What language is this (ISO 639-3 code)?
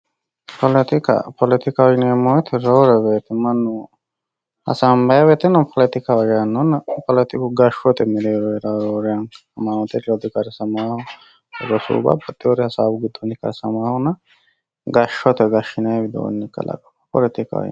sid